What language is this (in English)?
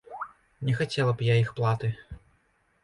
Belarusian